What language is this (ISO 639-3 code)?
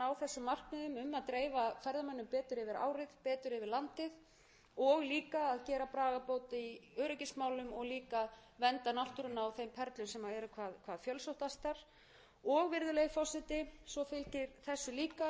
isl